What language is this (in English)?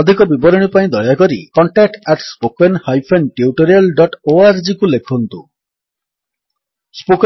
Odia